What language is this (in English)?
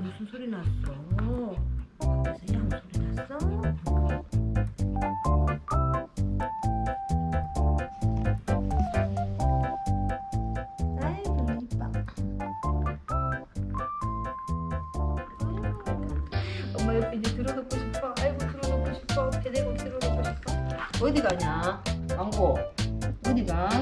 Korean